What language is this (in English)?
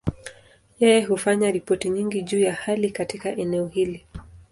Swahili